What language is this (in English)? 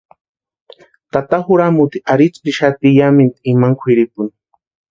Western Highland Purepecha